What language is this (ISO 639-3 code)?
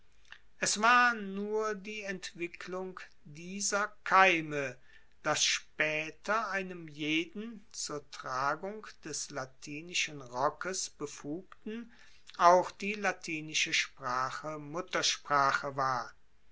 deu